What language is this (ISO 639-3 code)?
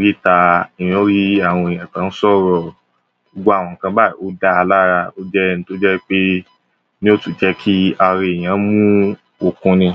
yor